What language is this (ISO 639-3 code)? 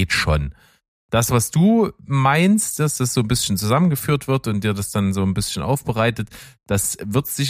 deu